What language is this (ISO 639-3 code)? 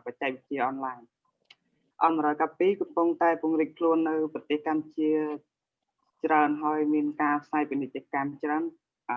vie